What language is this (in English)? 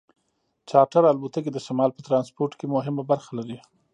Pashto